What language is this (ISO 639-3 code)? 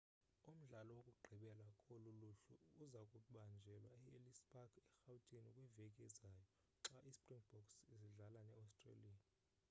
xho